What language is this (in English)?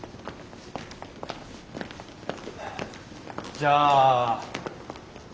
Japanese